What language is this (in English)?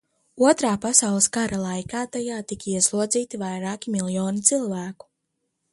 Latvian